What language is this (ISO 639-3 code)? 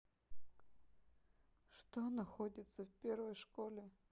rus